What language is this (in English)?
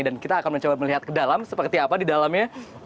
Indonesian